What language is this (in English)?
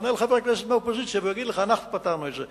Hebrew